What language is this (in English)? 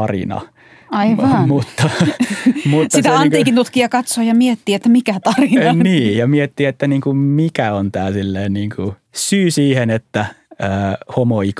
Finnish